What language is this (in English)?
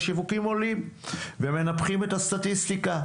Hebrew